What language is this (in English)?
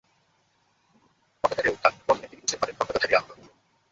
Bangla